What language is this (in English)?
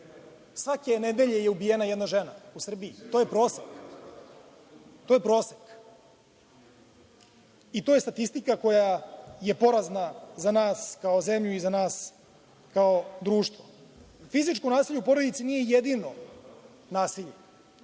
Serbian